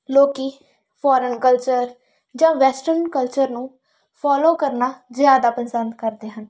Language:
Punjabi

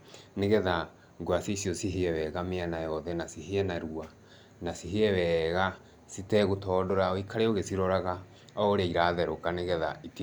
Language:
Kikuyu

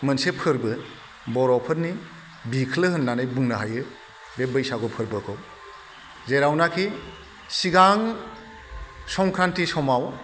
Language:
Bodo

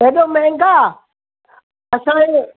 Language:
Sindhi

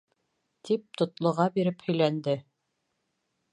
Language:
Bashkir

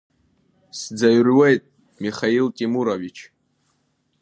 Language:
Abkhazian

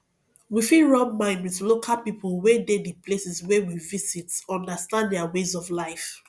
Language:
Nigerian Pidgin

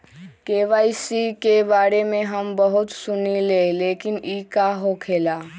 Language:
Magahi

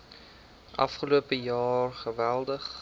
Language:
Afrikaans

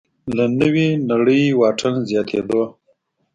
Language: Pashto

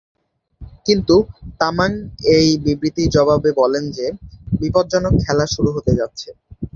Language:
Bangla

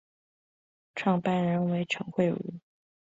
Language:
Chinese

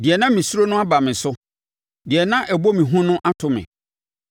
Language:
Akan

